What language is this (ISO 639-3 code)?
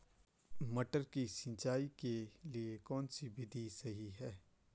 hin